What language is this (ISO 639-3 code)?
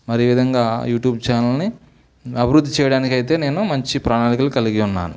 tel